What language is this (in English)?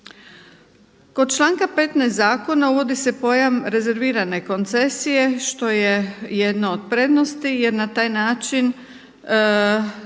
Croatian